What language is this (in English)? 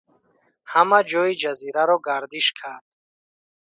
Tajik